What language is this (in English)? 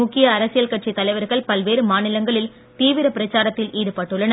Tamil